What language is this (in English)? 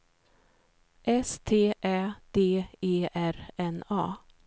Swedish